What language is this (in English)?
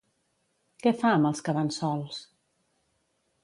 Catalan